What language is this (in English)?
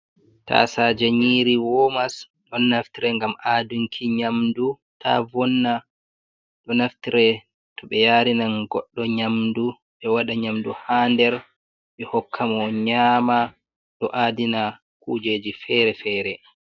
Fula